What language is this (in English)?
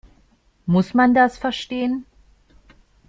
German